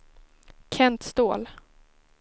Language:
Swedish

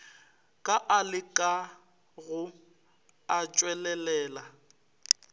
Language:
Northern Sotho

